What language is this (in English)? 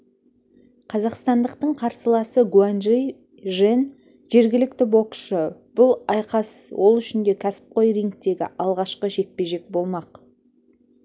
Kazakh